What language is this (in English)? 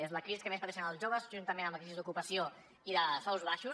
Catalan